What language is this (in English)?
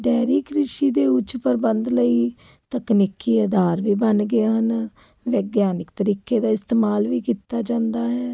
Punjabi